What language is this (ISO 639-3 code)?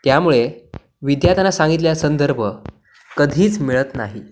mar